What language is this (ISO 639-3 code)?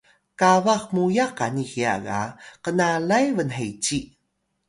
tay